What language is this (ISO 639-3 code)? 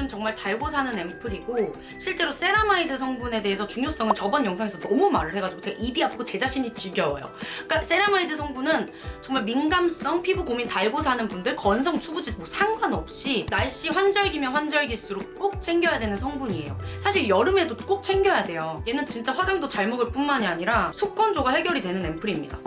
kor